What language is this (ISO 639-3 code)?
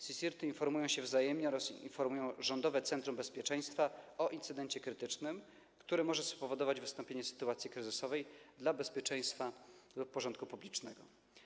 pol